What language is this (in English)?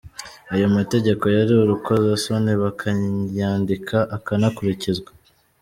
Kinyarwanda